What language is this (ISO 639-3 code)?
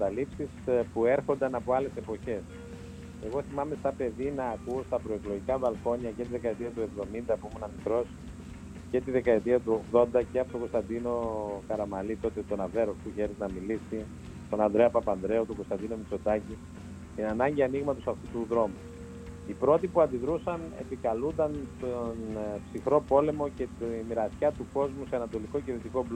ell